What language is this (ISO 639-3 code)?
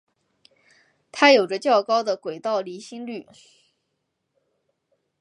zho